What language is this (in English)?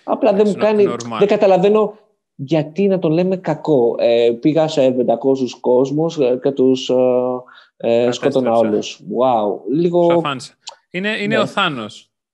Greek